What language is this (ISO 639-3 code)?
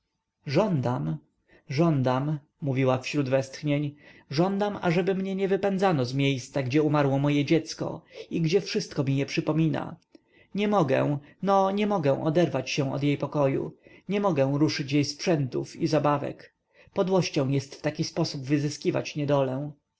pol